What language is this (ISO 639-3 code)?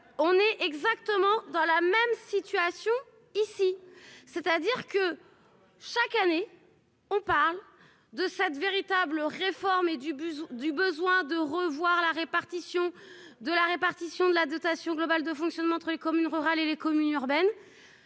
fra